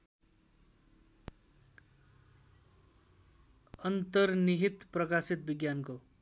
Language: Nepali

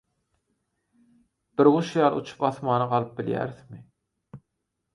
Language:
Turkmen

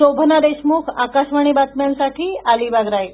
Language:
Marathi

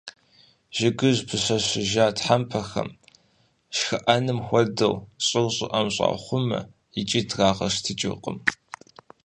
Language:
Kabardian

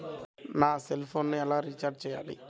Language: Telugu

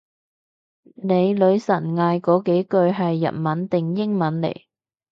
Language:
Cantonese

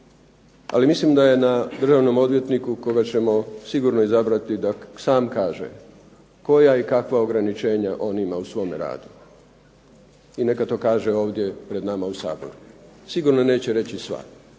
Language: Croatian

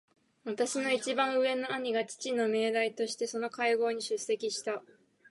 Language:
Japanese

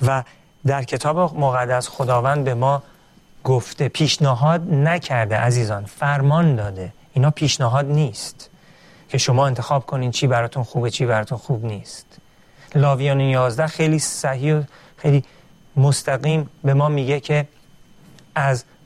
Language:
Persian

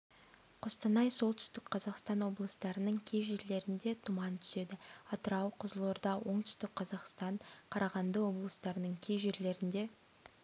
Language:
Kazakh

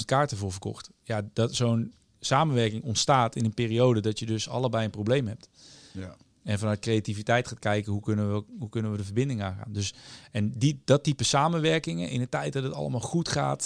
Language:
Dutch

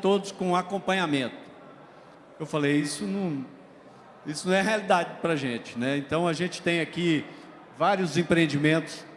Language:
Portuguese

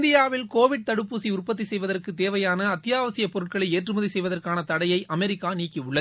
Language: Tamil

